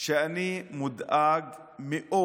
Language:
Hebrew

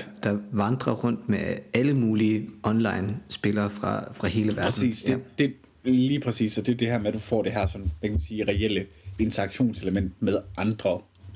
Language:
Danish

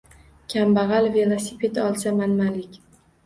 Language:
Uzbek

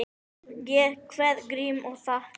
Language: Icelandic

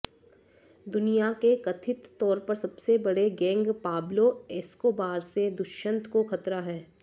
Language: Hindi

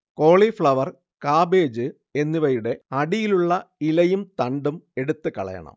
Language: Malayalam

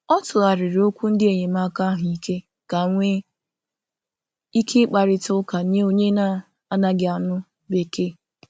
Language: Igbo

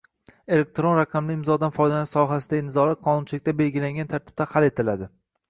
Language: Uzbek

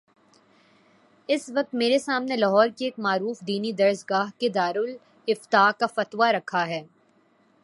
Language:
Urdu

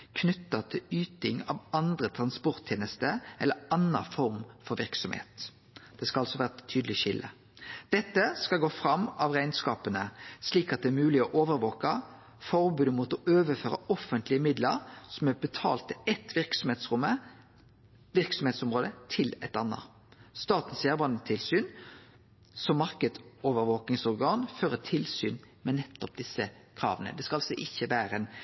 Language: Norwegian Nynorsk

